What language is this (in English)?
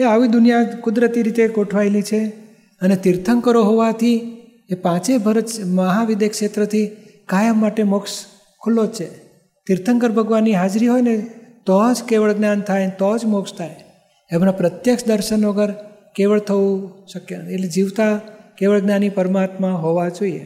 Gujarati